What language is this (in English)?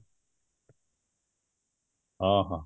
Odia